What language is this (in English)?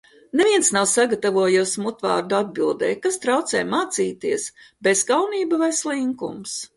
Latvian